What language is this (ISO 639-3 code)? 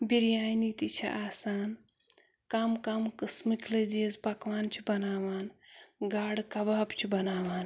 kas